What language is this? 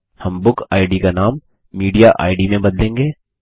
Hindi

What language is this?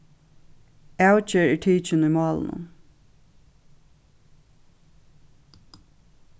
Faroese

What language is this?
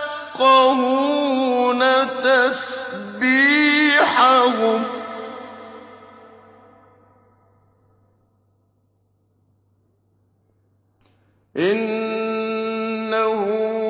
Arabic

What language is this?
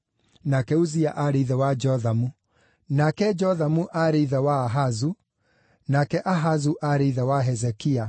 Kikuyu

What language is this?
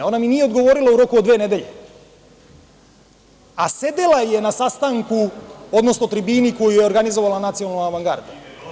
Serbian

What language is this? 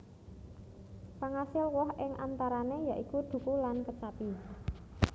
Javanese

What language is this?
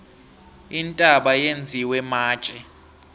South Ndebele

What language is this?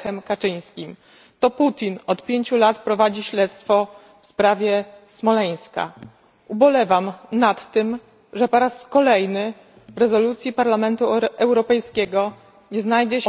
Polish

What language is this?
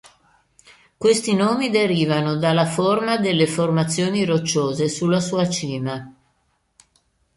Italian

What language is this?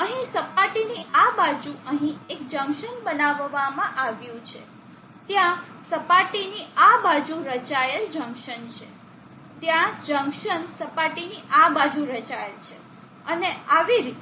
Gujarati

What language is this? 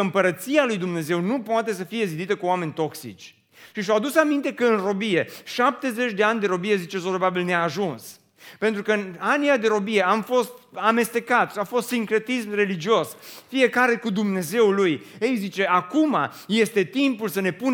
Romanian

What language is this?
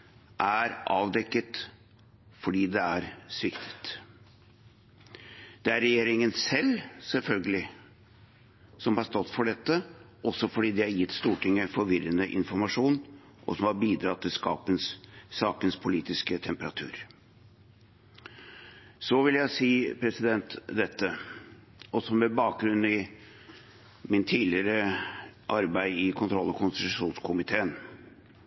Norwegian Bokmål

